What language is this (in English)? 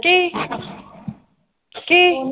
Punjabi